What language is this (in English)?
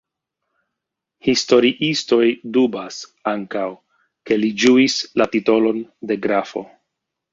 Esperanto